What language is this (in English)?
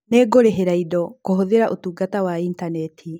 Kikuyu